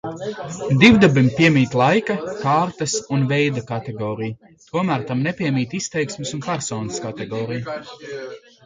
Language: Latvian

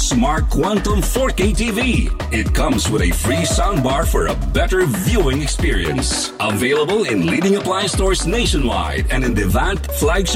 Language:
Filipino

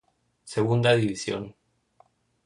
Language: Spanish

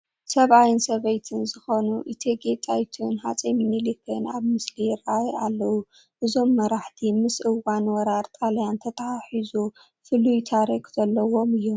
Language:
Tigrinya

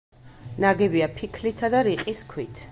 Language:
Georgian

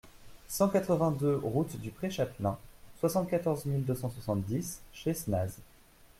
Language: French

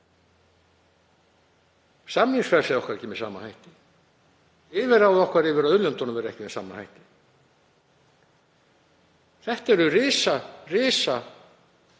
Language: Icelandic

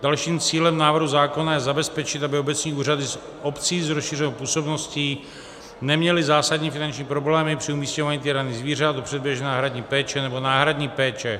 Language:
Czech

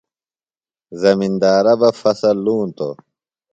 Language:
Phalura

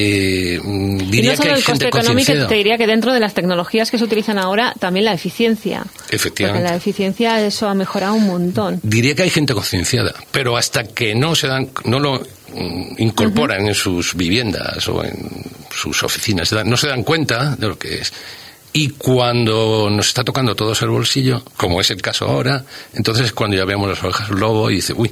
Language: Spanish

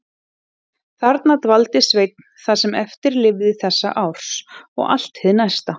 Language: Icelandic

